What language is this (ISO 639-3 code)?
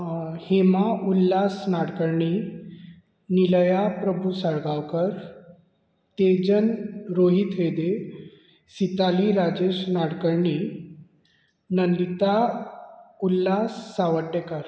kok